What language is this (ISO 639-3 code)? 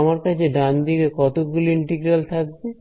ben